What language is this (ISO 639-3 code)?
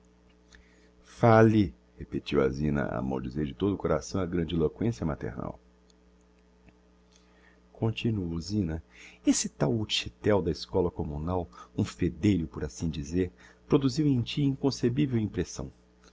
por